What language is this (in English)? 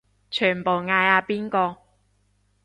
Cantonese